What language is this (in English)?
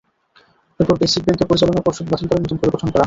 Bangla